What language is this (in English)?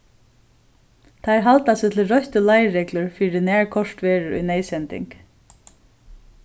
Faroese